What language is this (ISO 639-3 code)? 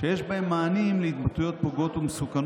heb